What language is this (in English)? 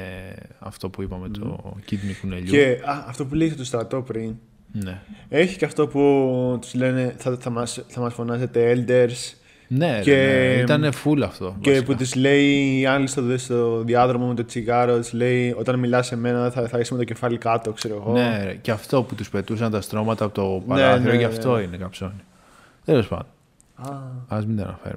Greek